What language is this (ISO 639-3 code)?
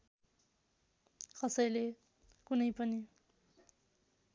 nep